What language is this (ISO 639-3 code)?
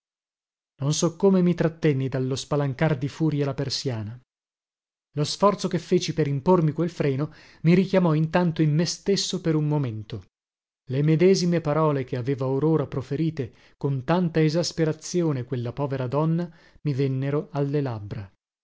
ita